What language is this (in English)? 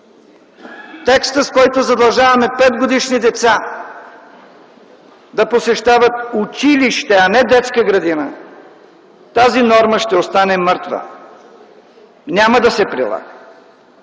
Bulgarian